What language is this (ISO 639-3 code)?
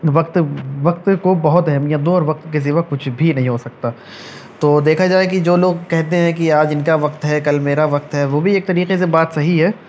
urd